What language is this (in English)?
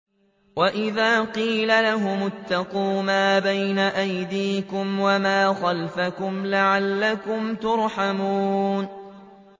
Arabic